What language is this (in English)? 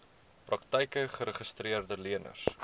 Afrikaans